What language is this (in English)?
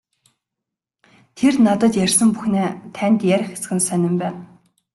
Mongolian